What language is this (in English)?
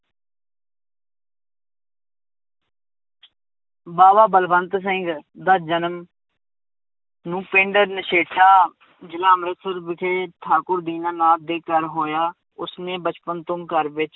Punjabi